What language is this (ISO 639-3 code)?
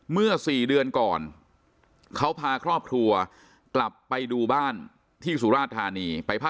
tha